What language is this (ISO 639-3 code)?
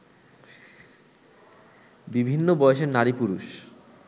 ben